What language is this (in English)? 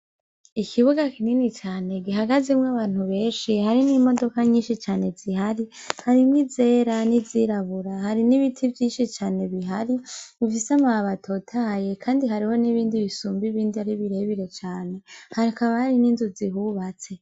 Rundi